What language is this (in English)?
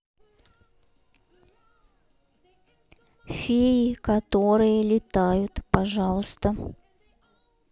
Russian